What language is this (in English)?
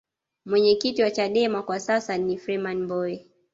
Swahili